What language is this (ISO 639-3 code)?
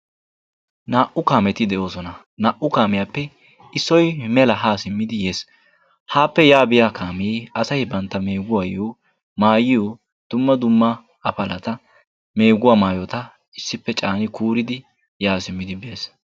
wal